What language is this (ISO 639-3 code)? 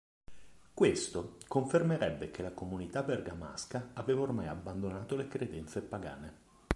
ita